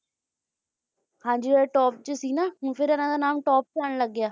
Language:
Punjabi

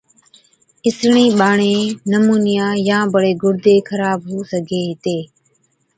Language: Od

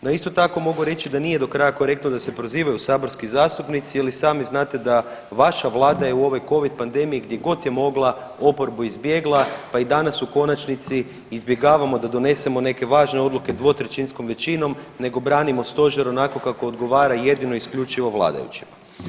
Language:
Croatian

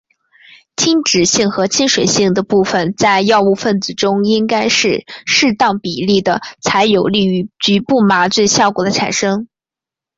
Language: Chinese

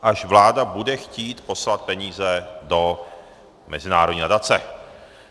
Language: Czech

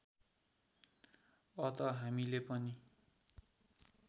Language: Nepali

